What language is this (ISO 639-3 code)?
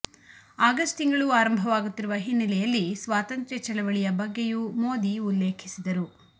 kan